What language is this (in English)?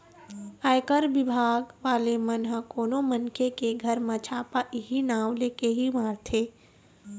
Chhattisgarhi